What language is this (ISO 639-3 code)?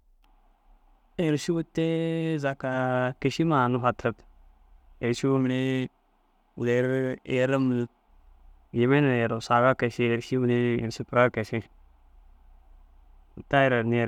dzg